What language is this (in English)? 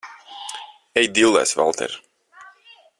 Latvian